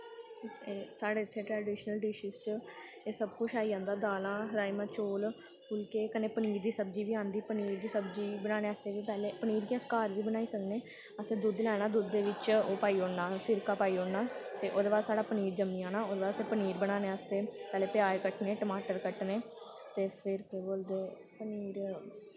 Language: Dogri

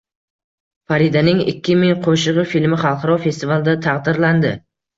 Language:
Uzbek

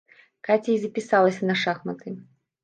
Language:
Belarusian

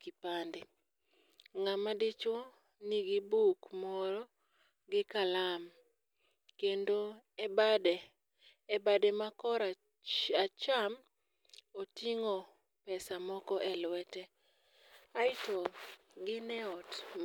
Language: Luo (Kenya and Tanzania)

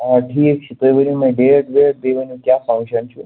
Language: Kashmiri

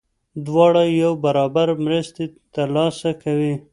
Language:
Pashto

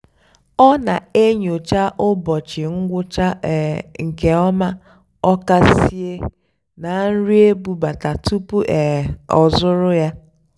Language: Igbo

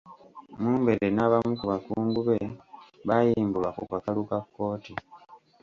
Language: Ganda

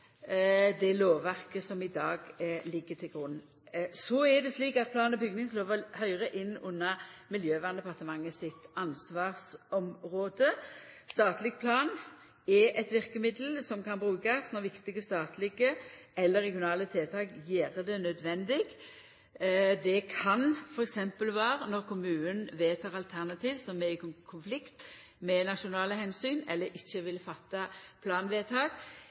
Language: Norwegian Nynorsk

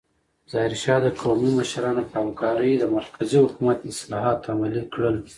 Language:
Pashto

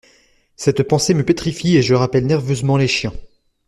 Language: French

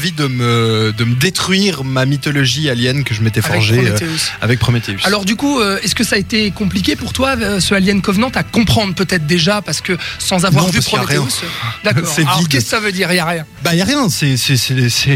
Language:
French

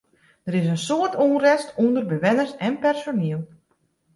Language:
Western Frisian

